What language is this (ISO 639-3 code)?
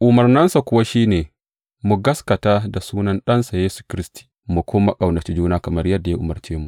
hau